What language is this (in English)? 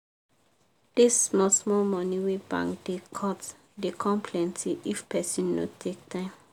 Nigerian Pidgin